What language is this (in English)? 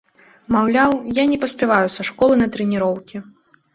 Belarusian